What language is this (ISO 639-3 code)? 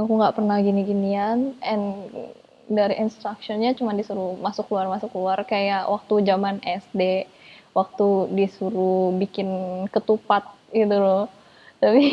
ind